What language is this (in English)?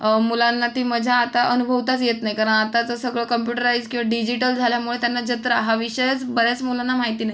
Marathi